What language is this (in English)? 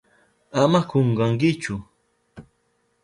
Southern Pastaza Quechua